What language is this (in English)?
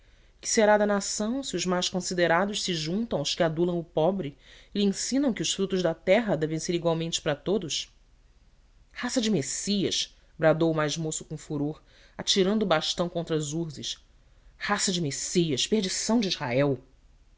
Portuguese